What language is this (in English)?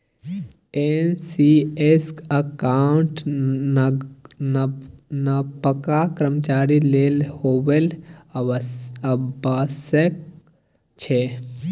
Maithili